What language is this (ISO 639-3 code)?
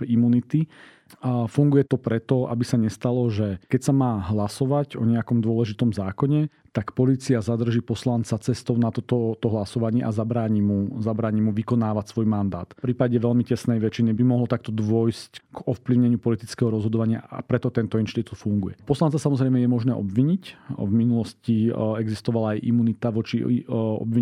slk